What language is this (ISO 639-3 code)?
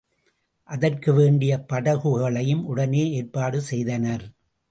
tam